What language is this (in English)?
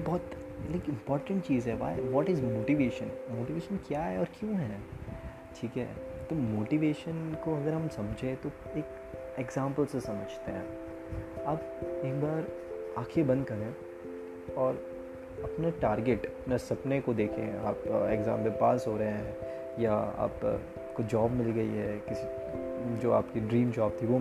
Hindi